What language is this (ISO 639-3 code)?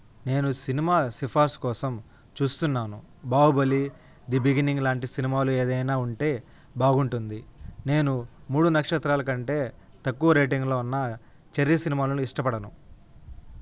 tel